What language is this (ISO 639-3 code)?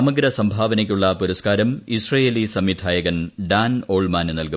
mal